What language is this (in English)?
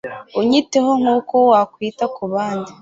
Kinyarwanda